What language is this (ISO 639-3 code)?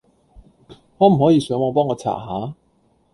yue